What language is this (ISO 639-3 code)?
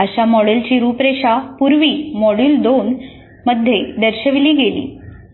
mar